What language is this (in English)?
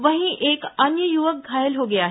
Hindi